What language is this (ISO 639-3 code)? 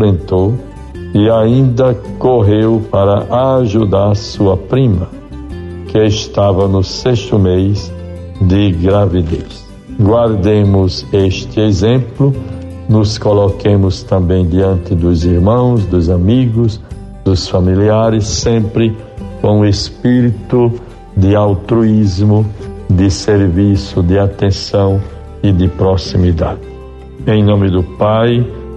por